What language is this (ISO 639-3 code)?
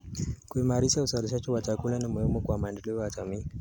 kln